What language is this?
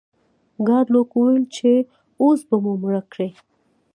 Pashto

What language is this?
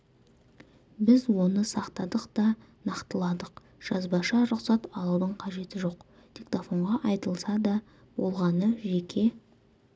Kazakh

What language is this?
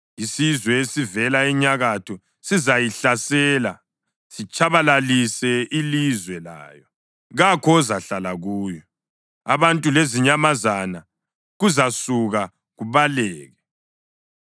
North Ndebele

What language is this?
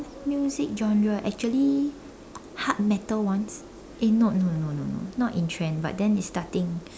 English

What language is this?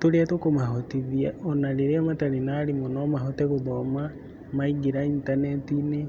Kikuyu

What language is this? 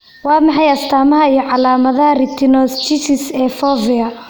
Somali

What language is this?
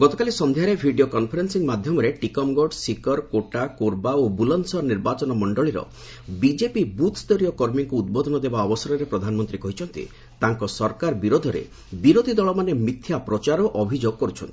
Odia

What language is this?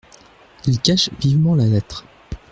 French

